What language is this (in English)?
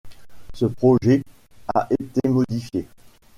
French